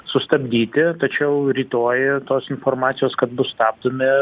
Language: Lithuanian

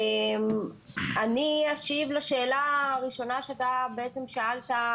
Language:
Hebrew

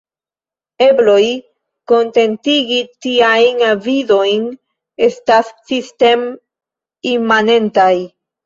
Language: Esperanto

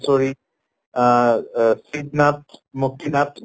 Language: Assamese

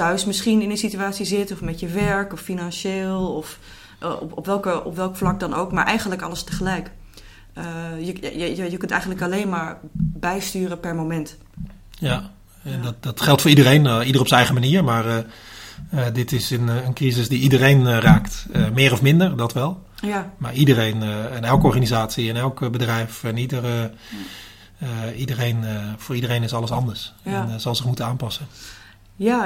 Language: Dutch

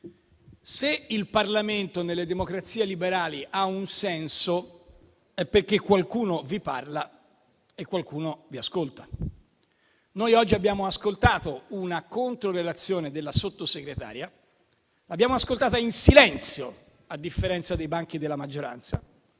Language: Italian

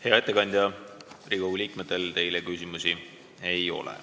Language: Estonian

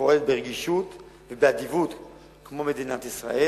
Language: Hebrew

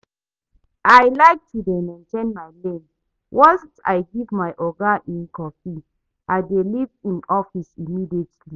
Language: Nigerian Pidgin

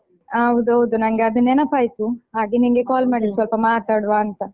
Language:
Kannada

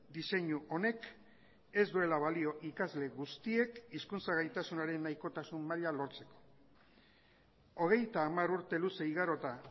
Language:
Basque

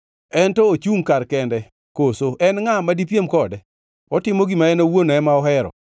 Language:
Luo (Kenya and Tanzania)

